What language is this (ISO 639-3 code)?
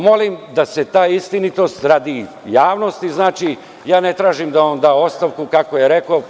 srp